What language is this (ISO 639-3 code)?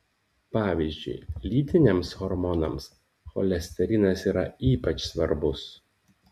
lit